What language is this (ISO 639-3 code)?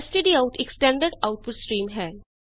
pan